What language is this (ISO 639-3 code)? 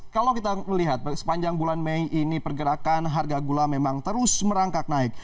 ind